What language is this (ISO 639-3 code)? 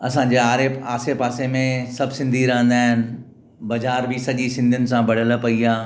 snd